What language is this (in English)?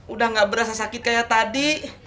Indonesian